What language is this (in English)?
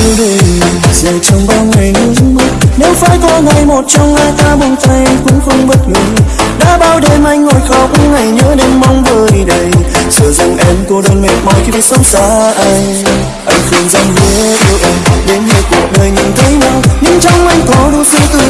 Vietnamese